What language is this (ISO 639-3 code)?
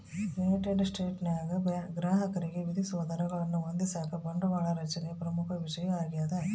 kan